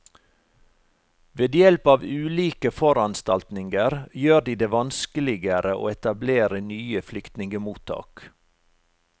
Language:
Norwegian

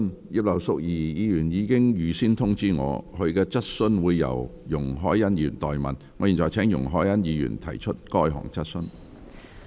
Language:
Cantonese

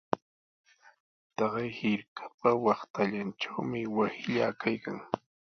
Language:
Sihuas Ancash Quechua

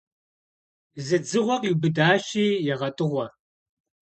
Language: Kabardian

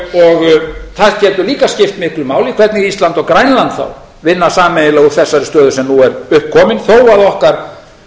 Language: Icelandic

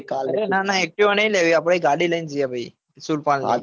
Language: Gujarati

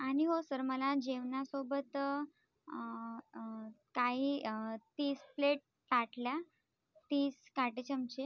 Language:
Marathi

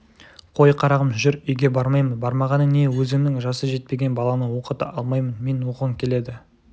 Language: Kazakh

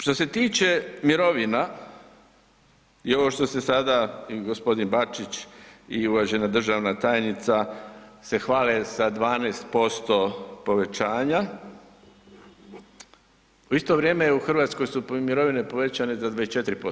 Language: Croatian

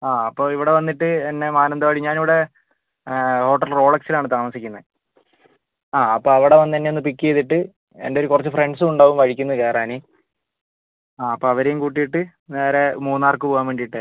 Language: Malayalam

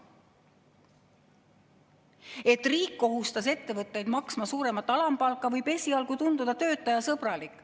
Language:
Estonian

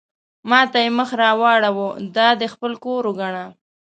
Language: Pashto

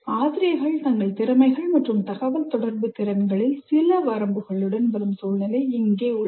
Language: Tamil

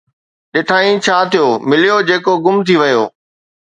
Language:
Sindhi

